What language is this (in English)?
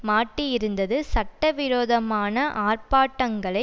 Tamil